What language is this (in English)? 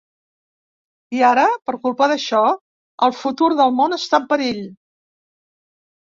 Catalan